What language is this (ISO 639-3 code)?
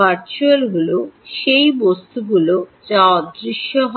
ben